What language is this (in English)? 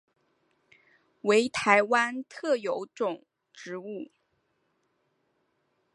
Chinese